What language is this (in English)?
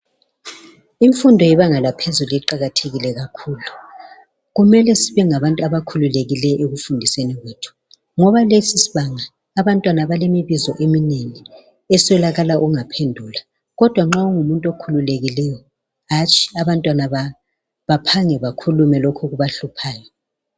North Ndebele